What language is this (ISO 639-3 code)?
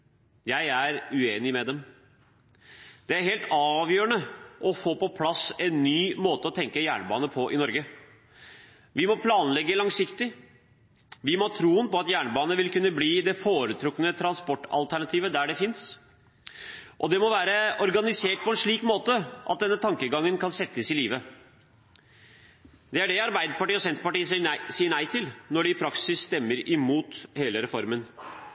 nob